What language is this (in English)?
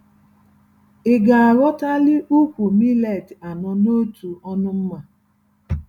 Igbo